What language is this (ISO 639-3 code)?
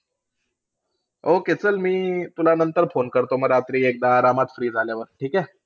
mar